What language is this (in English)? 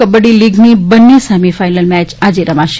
Gujarati